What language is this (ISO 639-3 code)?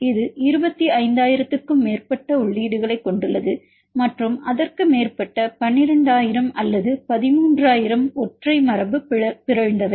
tam